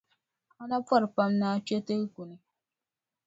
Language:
Dagbani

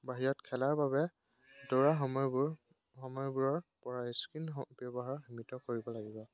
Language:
Assamese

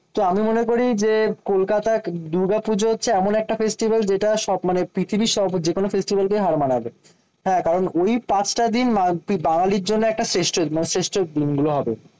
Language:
Bangla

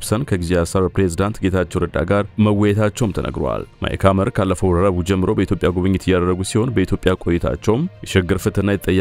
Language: Arabic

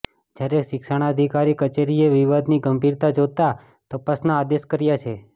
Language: Gujarati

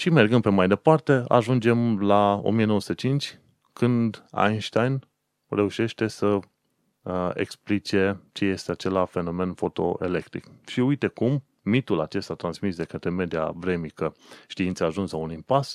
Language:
Romanian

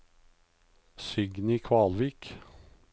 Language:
Norwegian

